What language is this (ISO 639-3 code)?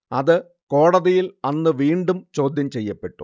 mal